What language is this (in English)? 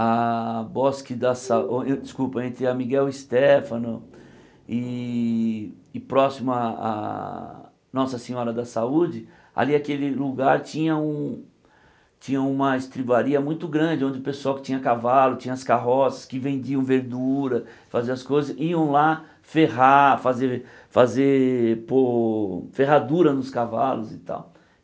Portuguese